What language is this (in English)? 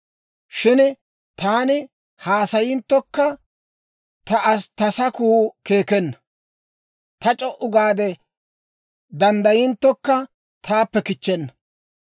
Dawro